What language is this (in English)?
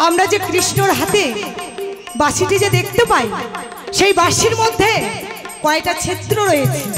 Bangla